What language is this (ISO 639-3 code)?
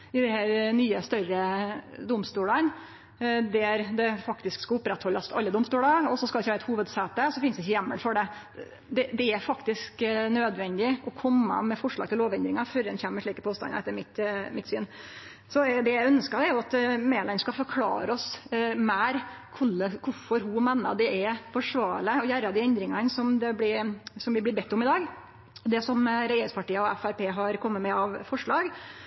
nno